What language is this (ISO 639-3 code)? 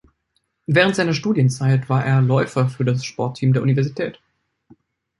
deu